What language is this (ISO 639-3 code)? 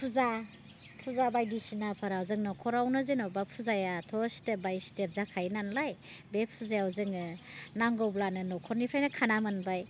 brx